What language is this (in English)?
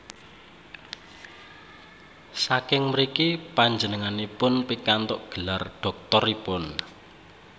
Javanese